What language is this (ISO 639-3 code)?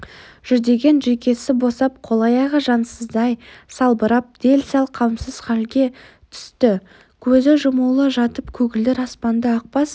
kaz